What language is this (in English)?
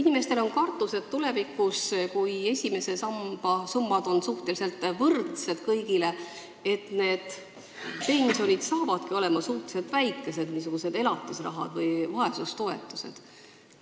Estonian